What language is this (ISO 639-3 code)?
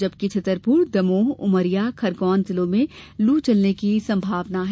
hin